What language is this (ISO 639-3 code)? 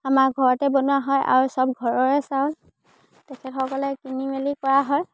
asm